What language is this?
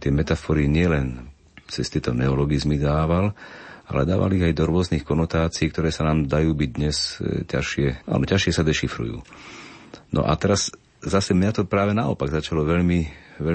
Slovak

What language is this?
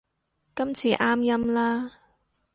Cantonese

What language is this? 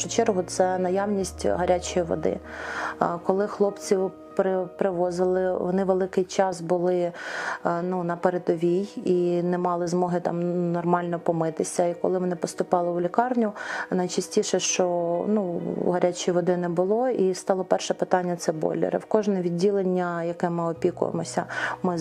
Ukrainian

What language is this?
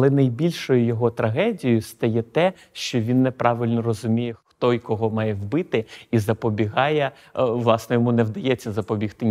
Ukrainian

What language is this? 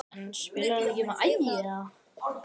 Icelandic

